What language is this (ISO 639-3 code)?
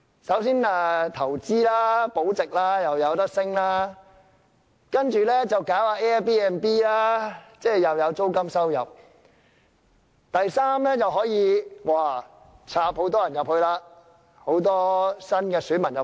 yue